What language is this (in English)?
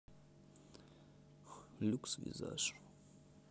Russian